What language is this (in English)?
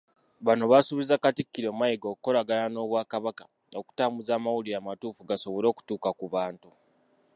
Ganda